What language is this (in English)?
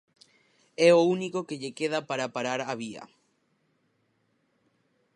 Galician